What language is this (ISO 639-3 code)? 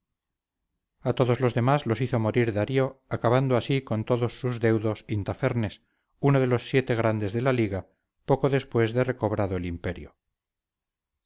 spa